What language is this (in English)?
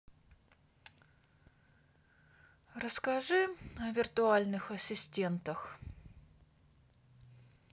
Russian